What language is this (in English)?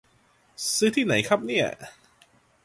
Thai